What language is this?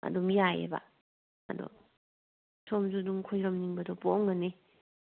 Manipuri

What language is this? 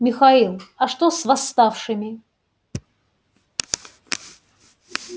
Russian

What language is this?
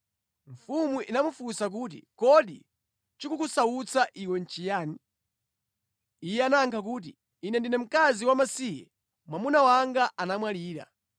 Nyanja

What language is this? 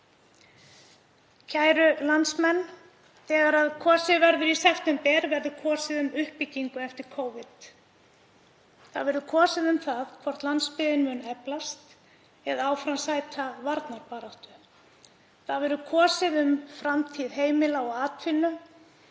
Icelandic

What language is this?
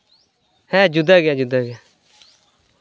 Santali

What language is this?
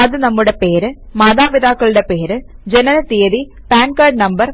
Malayalam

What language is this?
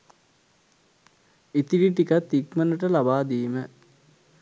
Sinhala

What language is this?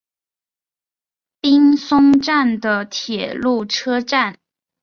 Chinese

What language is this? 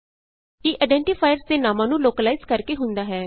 Punjabi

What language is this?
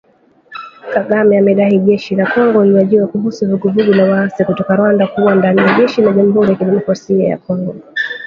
Swahili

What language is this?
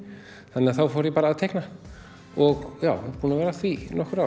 Icelandic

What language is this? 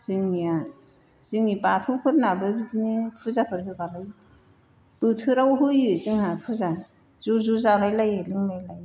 Bodo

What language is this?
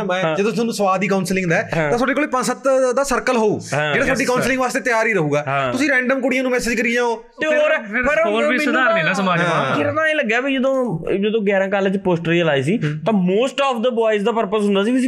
Punjabi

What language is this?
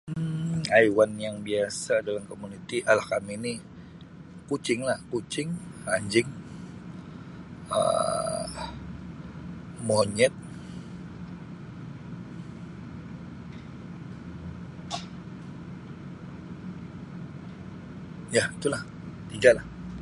Sabah Malay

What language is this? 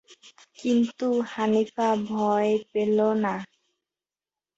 Bangla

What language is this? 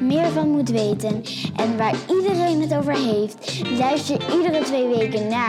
Dutch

